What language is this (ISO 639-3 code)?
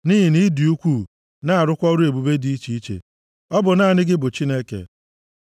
ibo